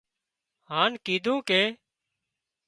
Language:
Wadiyara Koli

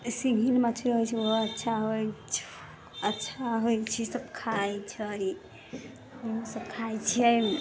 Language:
Maithili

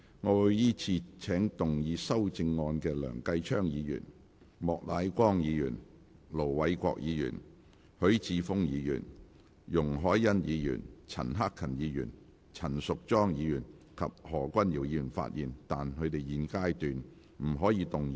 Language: Cantonese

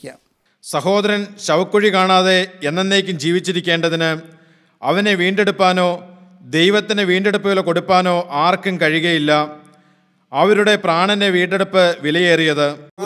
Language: Malayalam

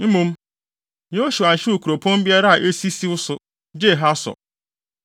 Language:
Akan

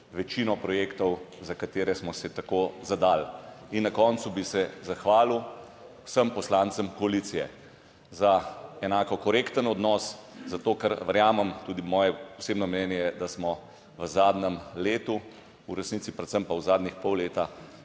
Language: Slovenian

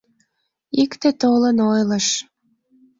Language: Mari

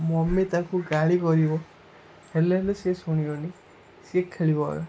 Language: Odia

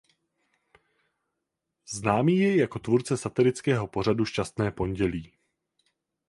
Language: Czech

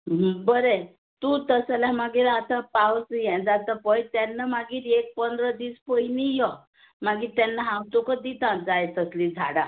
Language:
Konkani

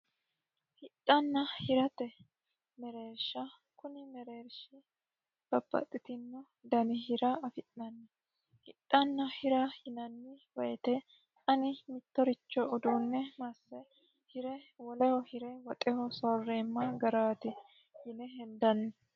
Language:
Sidamo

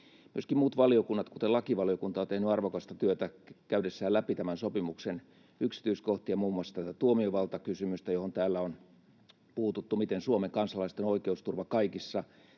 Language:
Finnish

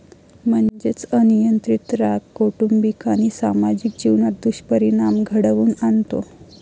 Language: Marathi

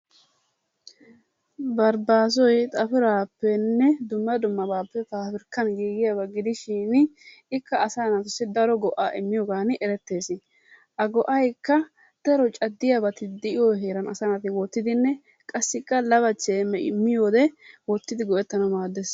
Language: Wolaytta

